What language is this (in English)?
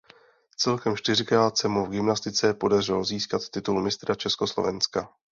Czech